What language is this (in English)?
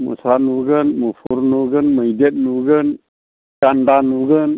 Bodo